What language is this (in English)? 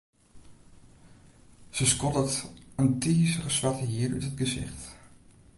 Western Frisian